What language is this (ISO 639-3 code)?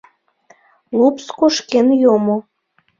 chm